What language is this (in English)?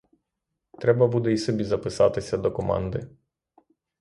Ukrainian